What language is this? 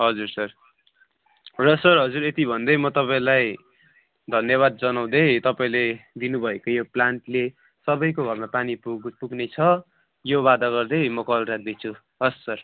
Nepali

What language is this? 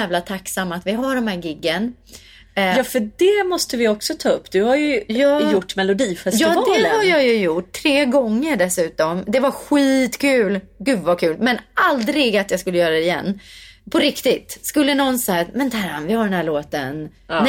Swedish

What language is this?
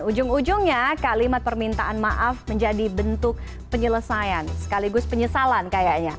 Indonesian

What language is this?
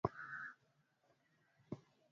Swahili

